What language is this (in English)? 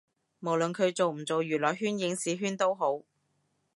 Cantonese